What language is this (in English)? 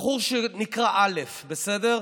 Hebrew